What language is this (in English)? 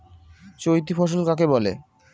Bangla